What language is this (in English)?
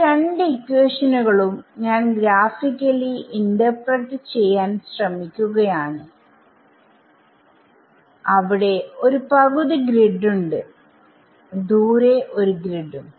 Malayalam